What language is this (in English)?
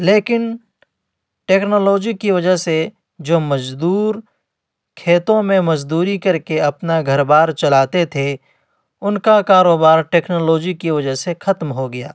Urdu